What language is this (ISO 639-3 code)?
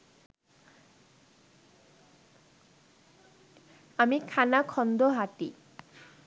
ben